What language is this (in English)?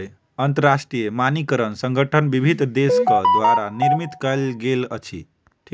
Maithili